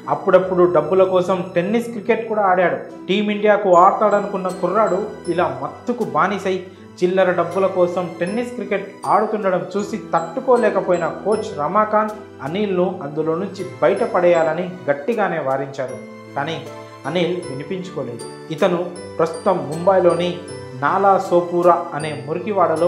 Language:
Telugu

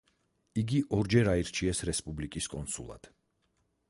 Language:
Georgian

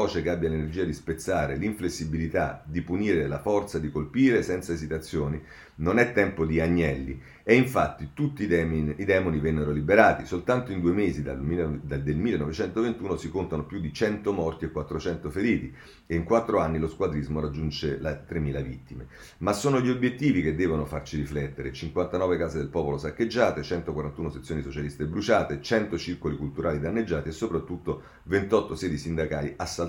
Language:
Italian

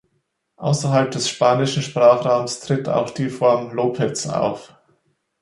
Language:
German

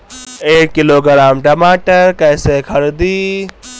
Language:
Bhojpuri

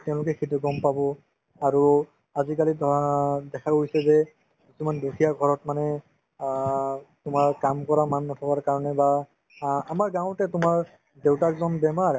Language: Assamese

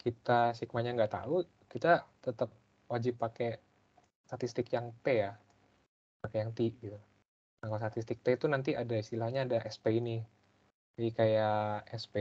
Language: Indonesian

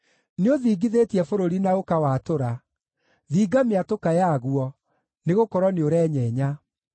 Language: Kikuyu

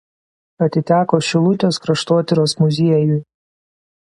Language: Lithuanian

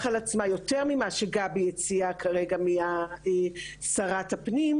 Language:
Hebrew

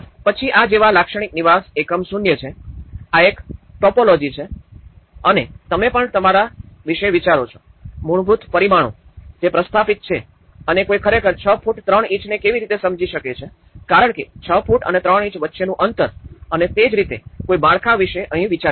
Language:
Gujarati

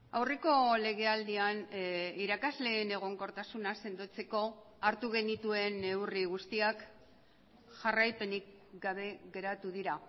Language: Basque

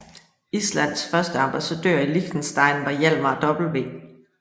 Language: Danish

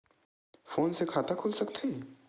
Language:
Chhattisgarhi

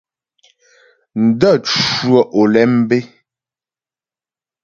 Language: Ghomala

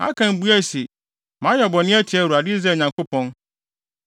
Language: Akan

